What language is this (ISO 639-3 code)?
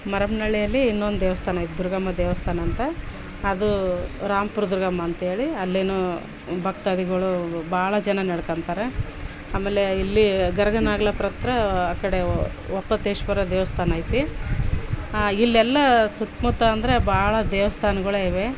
kan